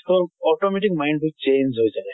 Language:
Assamese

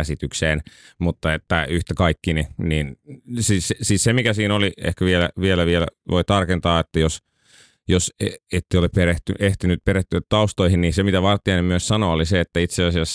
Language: Finnish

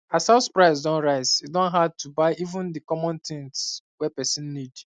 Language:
Nigerian Pidgin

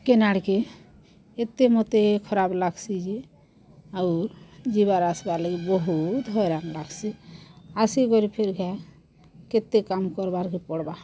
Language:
Odia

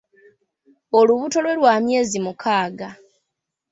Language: Ganda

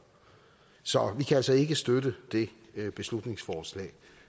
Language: Danish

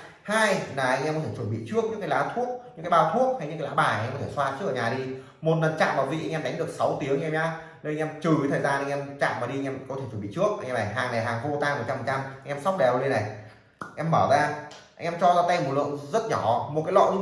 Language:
Vietnamese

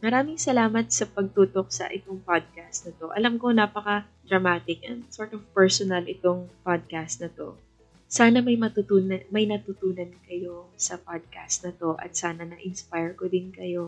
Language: Filipino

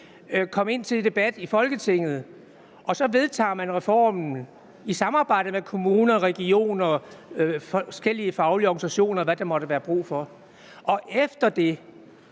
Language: Danish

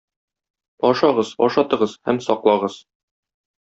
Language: Tatar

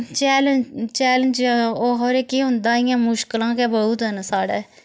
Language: Dogri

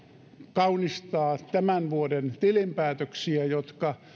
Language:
Finnish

